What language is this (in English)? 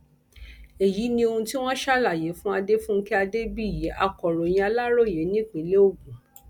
Yoruba